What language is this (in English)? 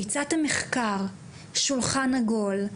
Hebrew